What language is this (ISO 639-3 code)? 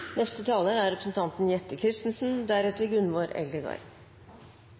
nob